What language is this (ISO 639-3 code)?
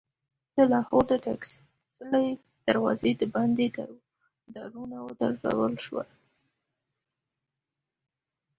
pus